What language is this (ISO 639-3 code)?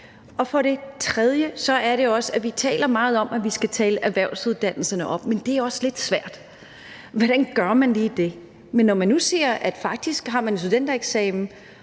dan